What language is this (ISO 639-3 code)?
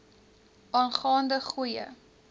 afr